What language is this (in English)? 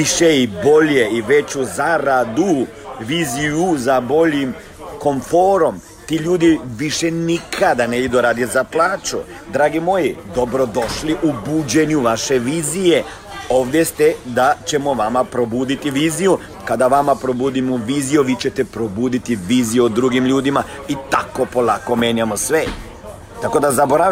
Croatian